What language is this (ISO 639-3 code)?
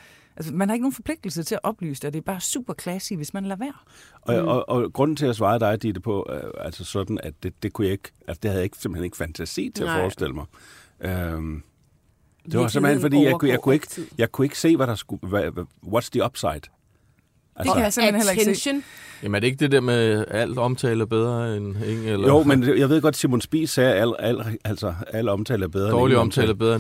dan